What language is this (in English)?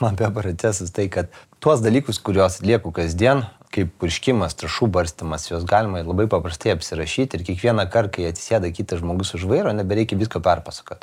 Lithuanian